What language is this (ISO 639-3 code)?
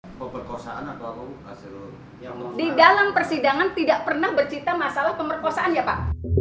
ind